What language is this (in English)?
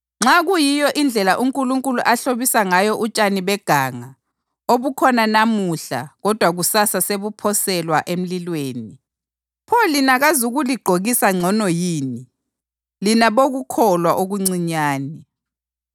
North Ndebele